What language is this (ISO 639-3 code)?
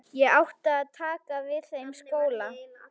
isl